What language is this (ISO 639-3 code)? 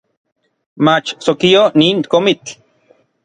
nlv